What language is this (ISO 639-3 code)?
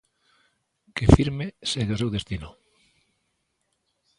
glg